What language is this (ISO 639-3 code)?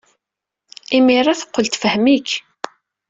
kab